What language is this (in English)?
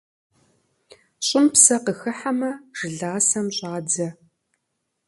Kabardian